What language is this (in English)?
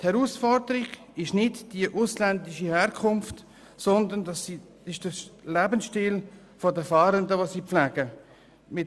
Swiss German